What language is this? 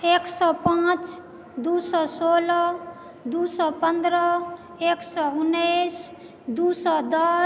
Maithili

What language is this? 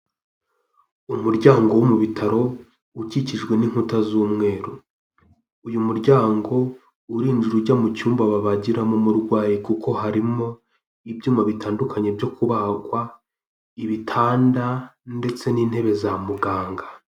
Kinyarwanda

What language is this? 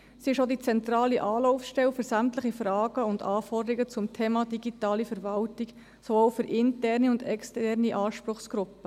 Swiss German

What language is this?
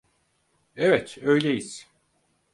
Turkish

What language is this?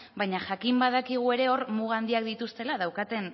Basque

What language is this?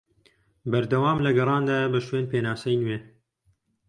Central Kurdish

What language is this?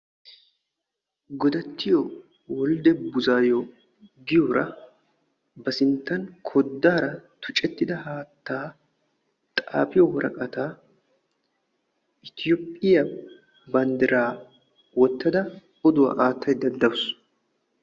Wolaytta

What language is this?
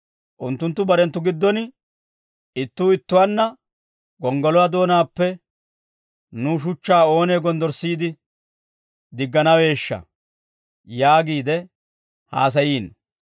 Dawro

